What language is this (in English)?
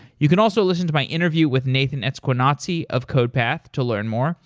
English